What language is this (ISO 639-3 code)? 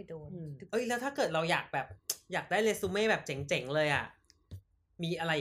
tha